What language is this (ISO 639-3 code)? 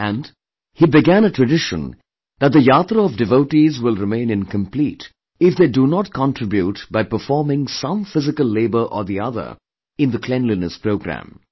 eng